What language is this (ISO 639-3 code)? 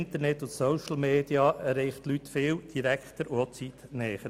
gsw